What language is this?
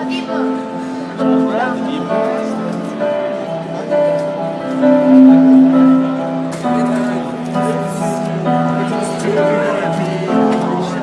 Italian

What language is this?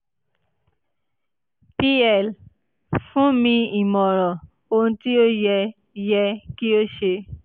Yoruba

